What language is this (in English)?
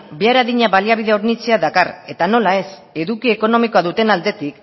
Basque